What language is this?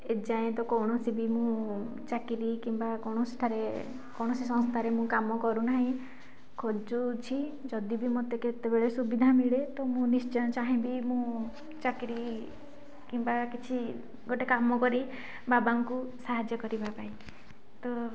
Odia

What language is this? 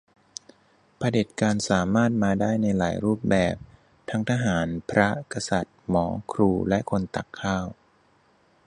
Thai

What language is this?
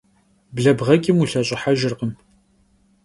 Kabardian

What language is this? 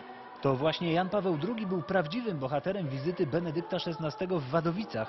Polish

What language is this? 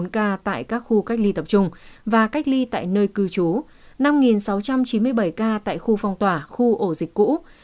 Vietnamese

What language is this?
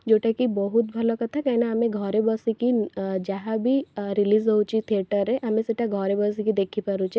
Odia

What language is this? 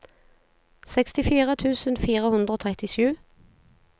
Norwegian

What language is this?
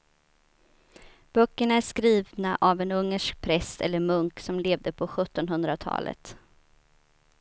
Swedish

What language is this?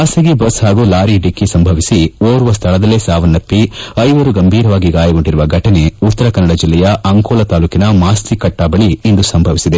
Kannada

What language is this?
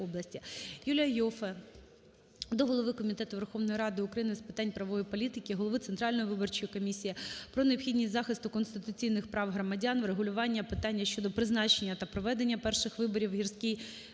Ukrainian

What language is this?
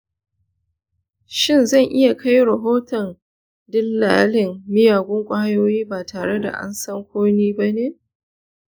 Hausa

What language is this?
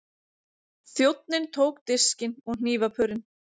Icelandic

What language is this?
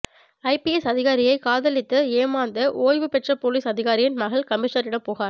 Tamil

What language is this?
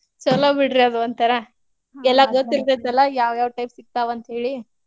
Kannada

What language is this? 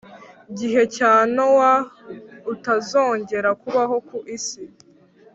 Kinyarwanda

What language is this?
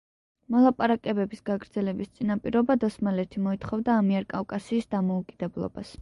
Georgian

